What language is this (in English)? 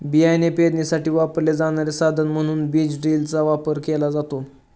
Marathi